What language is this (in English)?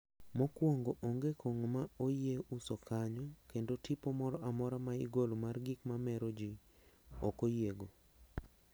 Luo (Kenya and Tanzania)